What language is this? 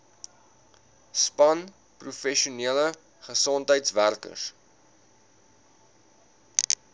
Afrikaans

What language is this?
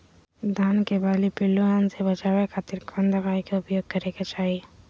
Magahi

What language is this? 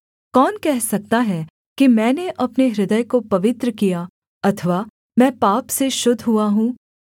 Hindi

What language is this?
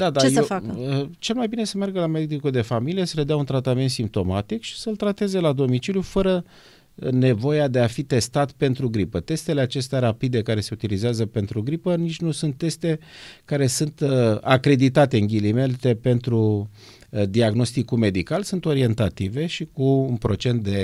Romanian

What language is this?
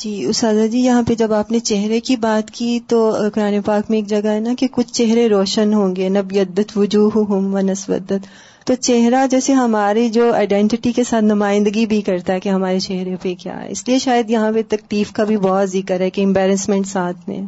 Urdu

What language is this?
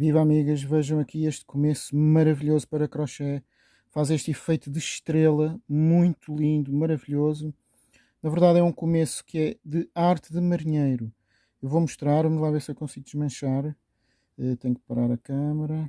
Portuguese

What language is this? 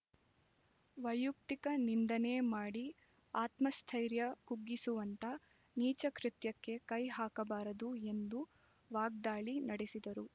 Kannada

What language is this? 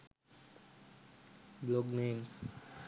Sinhala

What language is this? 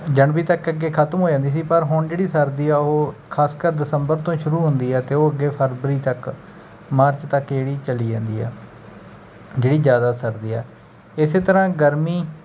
Punjabi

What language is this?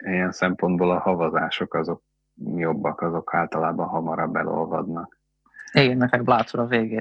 Hungarian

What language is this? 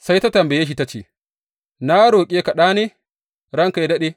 Hausa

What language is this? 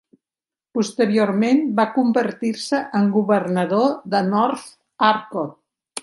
Catalan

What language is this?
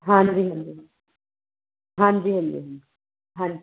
Punjabi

